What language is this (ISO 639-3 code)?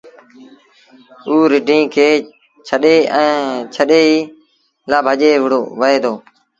sbn